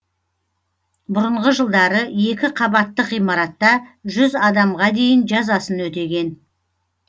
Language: Kazakh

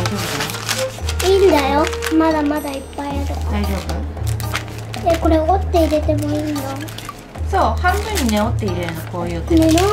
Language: Japanese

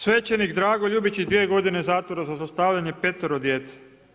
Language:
Croatian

